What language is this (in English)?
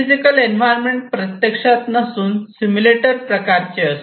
Marathi